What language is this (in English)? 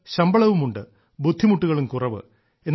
Malayalam